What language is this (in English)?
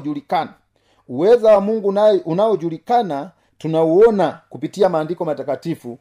Swahili